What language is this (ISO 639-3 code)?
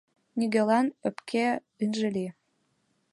chm